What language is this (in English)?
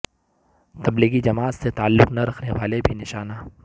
Urdu